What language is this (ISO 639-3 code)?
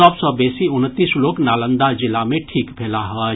mai